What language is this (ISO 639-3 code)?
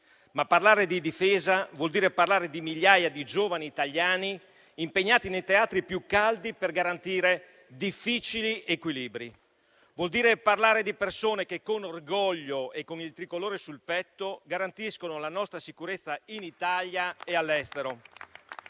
ita